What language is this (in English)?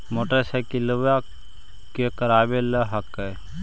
Magahi